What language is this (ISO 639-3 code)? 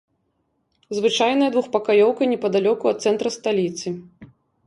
bel